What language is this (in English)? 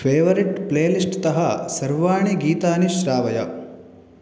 Sanskrit